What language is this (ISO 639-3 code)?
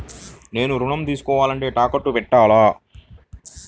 tel